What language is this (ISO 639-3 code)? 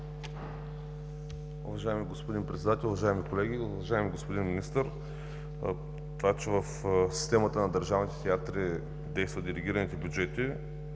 bul